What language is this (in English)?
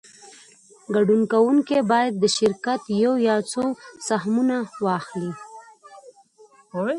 Pashto